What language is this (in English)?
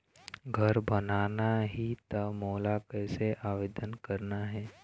Chhattisgarhi